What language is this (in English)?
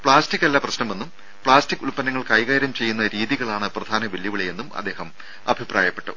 Malayalam